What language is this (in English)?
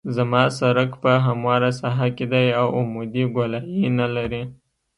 Pashto